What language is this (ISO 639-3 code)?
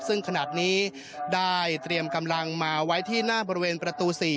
tha